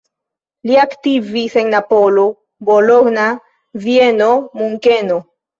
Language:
Esperanto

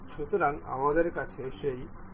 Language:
Bangla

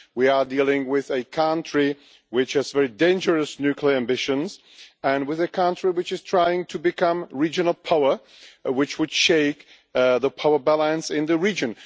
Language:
English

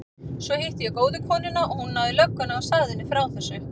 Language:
Icelandic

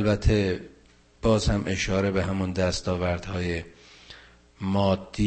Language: Persian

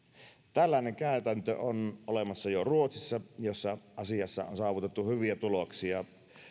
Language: Finnish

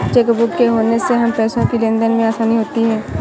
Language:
Hindi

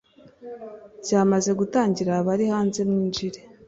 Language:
Kinyarwanda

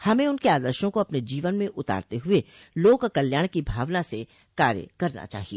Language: Hindi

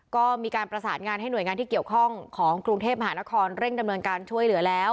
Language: Thai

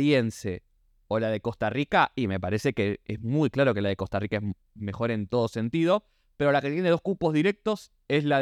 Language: Spanish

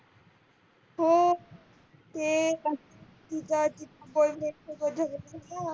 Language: Marathi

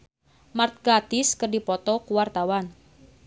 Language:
Sundanese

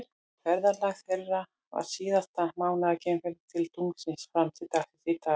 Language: Icelandic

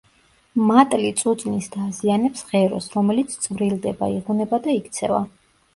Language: Georgian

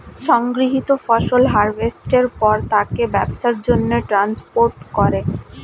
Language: Bangla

